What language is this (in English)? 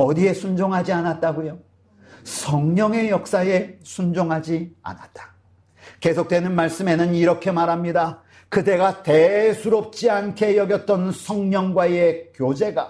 Korean